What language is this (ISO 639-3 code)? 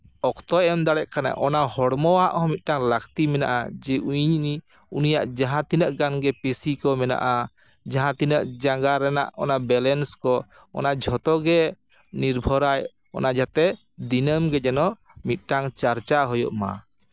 sat